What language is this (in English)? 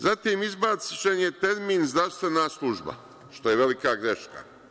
Serbian